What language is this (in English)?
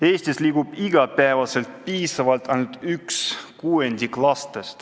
Estonian